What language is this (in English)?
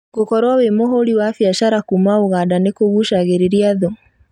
Kikuyu